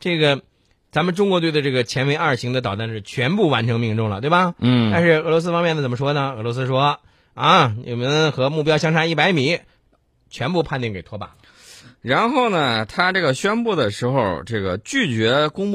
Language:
Chinese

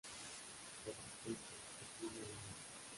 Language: Spanish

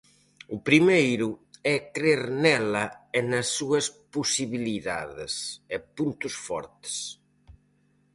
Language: Galician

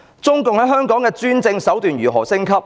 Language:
Cantonese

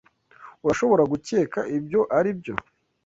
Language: Kinyarwanda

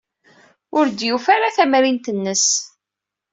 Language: Kabyle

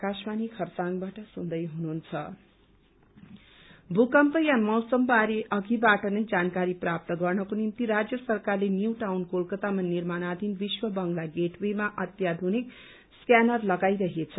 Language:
Nepali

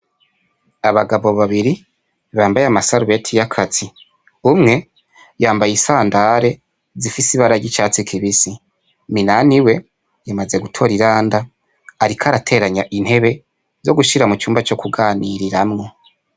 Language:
Rundi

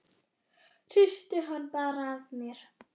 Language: Icelandic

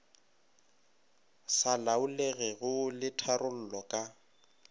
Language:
Northern Sotho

